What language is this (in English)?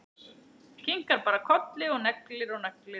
Icelandic